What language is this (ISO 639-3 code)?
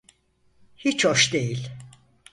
tur